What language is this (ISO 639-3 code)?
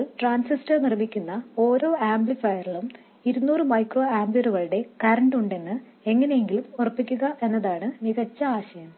mal